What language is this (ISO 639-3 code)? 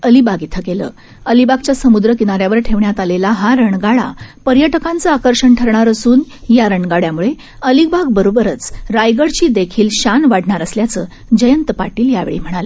mar